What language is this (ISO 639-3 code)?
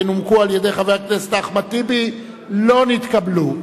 heb